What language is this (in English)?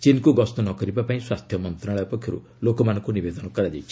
Odia